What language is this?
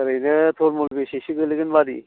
Bodo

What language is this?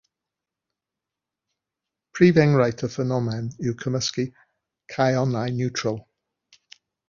Welsh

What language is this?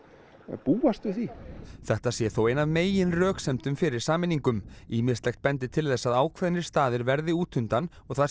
Icelandic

